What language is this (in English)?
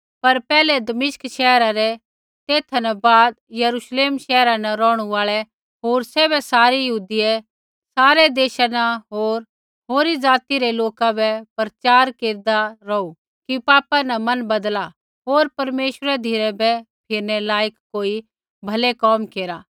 Kullu Pahari